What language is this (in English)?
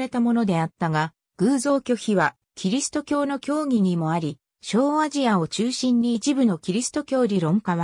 Japanese